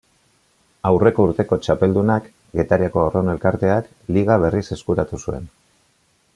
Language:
Basque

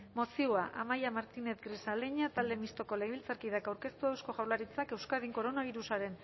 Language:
Basque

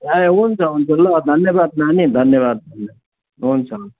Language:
Nepali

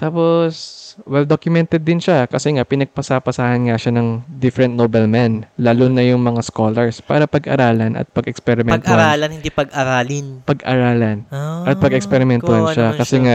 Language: Filipino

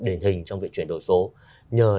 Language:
Vietnamese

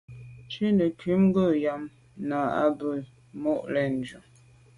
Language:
Medumba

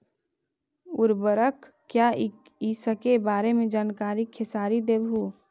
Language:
Magahi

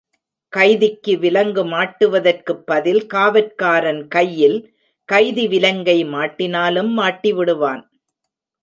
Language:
Tamil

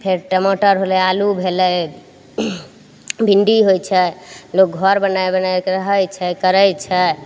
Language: Maithili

